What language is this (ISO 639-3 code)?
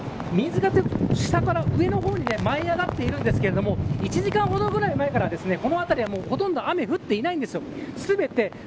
jpn